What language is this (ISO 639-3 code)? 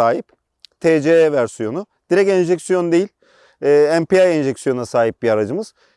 tur